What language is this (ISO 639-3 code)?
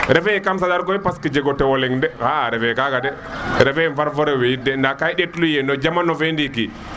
srr